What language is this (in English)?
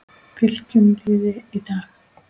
Icelandic